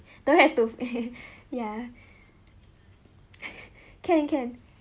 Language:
English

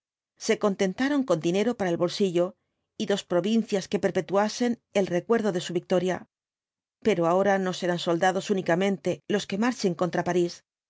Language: Spanish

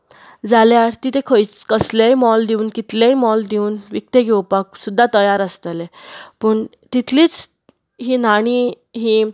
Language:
Konkani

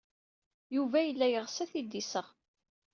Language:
Kabyle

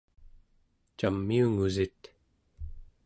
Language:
Central Yupik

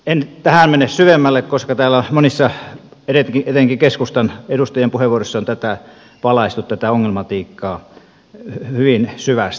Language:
Finnish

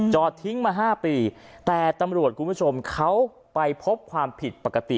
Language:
Thai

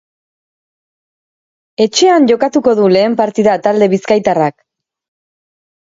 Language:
Basque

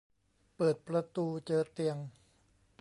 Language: Thai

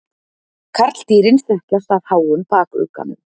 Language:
Icelandic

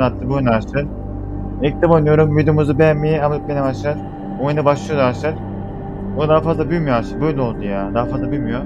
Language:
Turkish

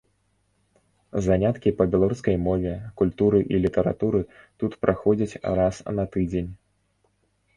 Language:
Belarusian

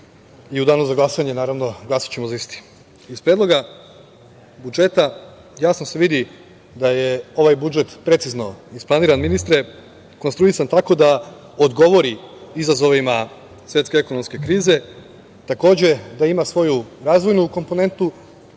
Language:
Serbian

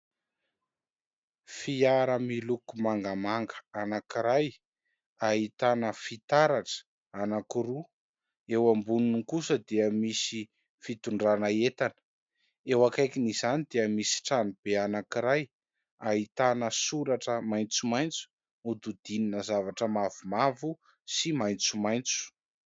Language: Malagasy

